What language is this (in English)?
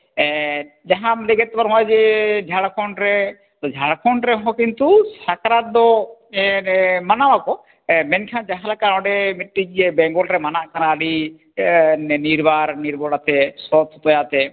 Santali